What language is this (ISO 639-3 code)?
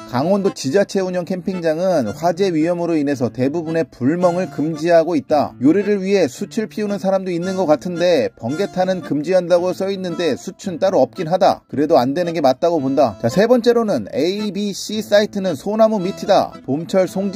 kor